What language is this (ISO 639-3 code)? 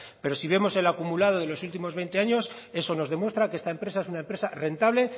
spa